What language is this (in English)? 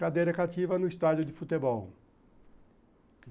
Portuguese